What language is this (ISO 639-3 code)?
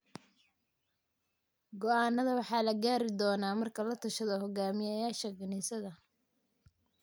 som